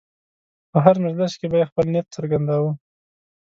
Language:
Pashto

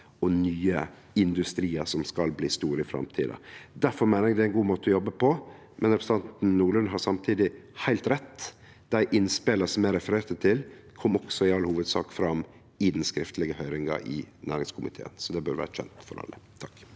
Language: Norwegian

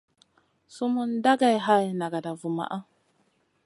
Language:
Masana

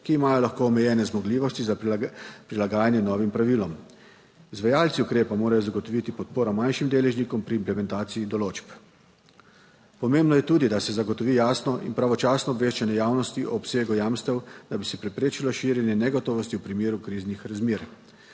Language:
Slovenian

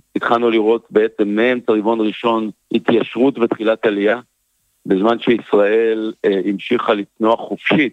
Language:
Hebrew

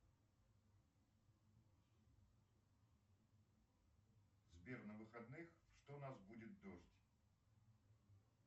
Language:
Russian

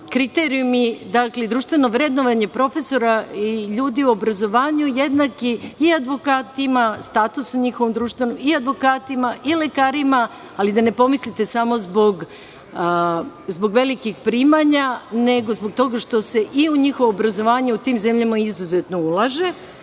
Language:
Serbian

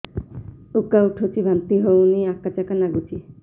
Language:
Odia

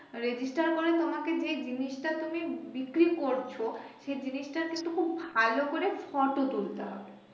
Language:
Bangla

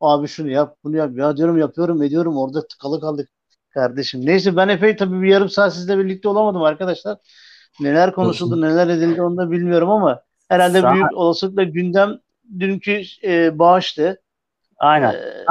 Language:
Turkish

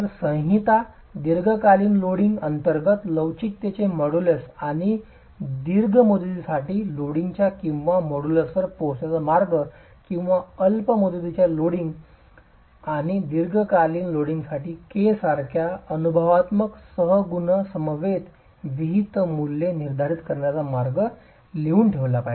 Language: Marathi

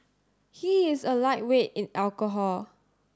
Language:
English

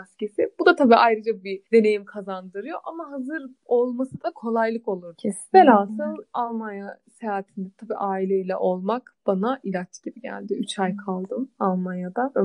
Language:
Turkish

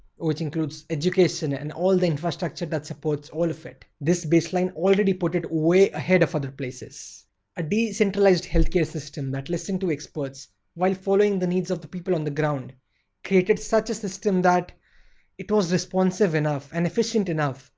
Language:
English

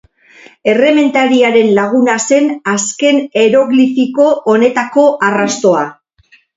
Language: Basque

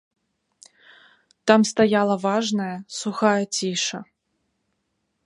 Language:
Belarusian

